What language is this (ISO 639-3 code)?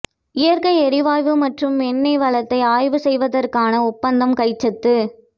tam